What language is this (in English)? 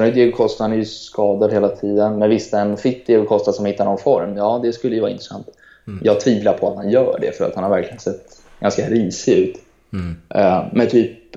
Swedish